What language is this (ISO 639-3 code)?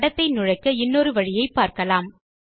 tam